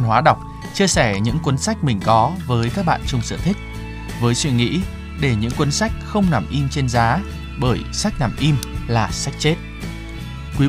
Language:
Vietnamese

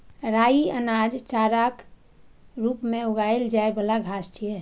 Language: Maithili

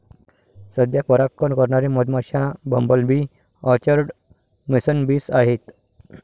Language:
Marathi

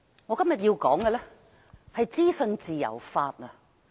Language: Cantonese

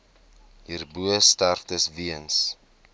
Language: Afrikaans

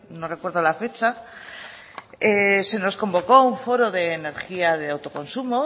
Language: Spanish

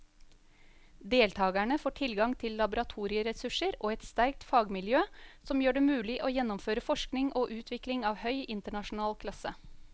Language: Norwegian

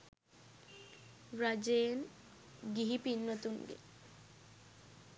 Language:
Sinhala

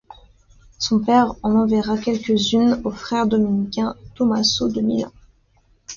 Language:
French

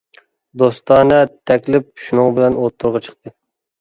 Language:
Uyghur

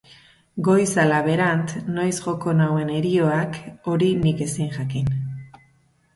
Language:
Basque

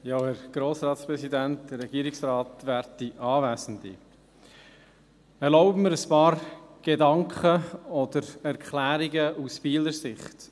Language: Swiss German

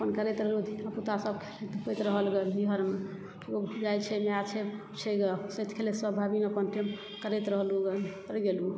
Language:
Maithili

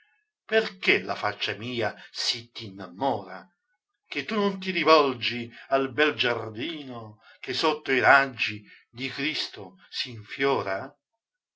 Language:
Italian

